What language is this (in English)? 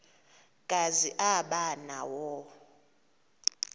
Xhosa